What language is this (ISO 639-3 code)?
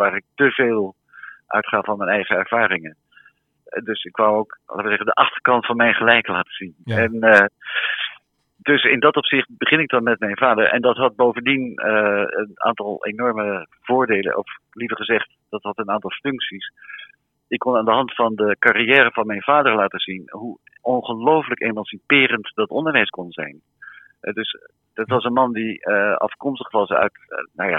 nld